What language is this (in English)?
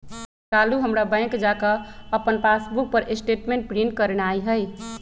Magahi